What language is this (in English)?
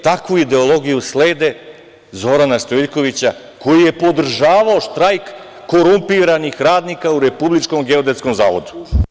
Serbian